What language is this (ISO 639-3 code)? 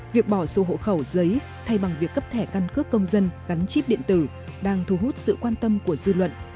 vie